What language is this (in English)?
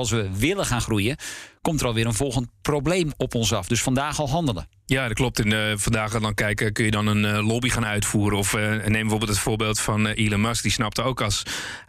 Dutch